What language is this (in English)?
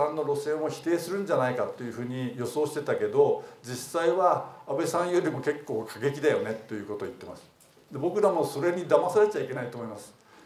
Japanese